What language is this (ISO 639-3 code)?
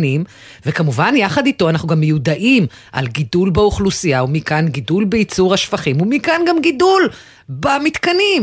heb